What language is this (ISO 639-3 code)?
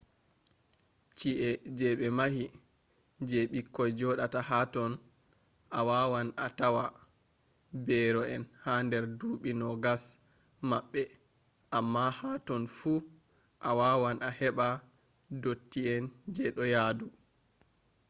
ful